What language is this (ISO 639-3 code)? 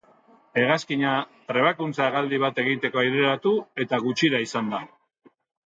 eus